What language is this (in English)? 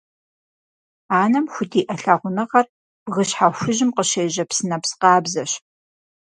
Kabardian